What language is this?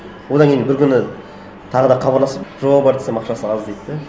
Kazakh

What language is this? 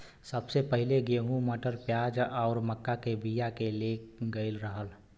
Bhojpuri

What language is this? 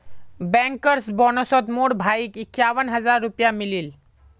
Magahi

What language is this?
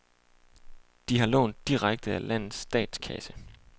Danish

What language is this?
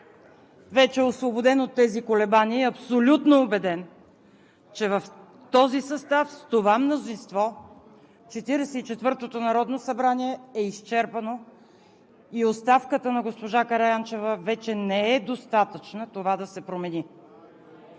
Bulgarian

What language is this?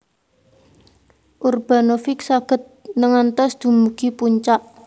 Javanese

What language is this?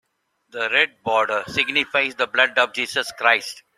English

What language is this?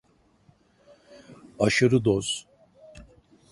Turkish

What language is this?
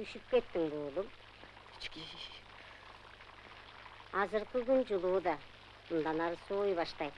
Turkish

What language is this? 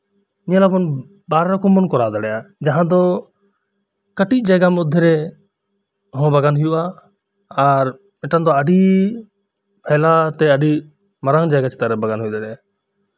Santali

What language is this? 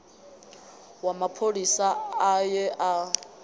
Venda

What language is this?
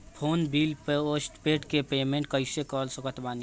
Bhojpuri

